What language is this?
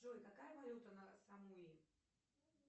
Russian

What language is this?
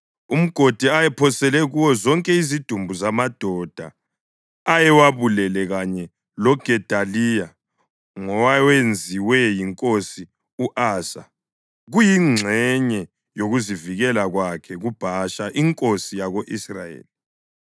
North Ndebele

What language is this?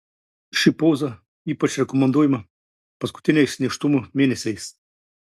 Lithuanian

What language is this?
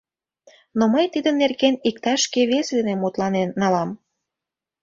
Mari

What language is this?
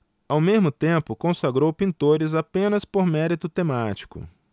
Portuguese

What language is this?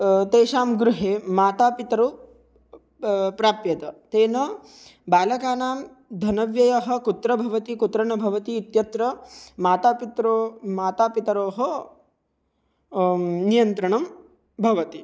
Sanskrit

